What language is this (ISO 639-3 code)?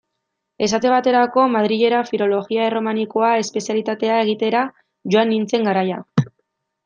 eus